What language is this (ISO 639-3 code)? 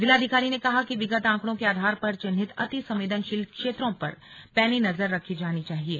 hin